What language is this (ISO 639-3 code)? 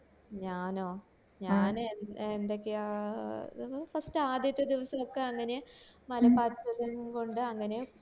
mal